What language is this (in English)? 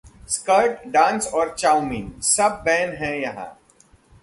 Hindi